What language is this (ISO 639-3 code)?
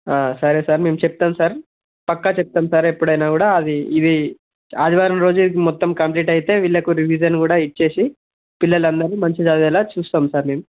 tel